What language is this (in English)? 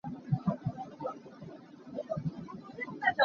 Hakha Chin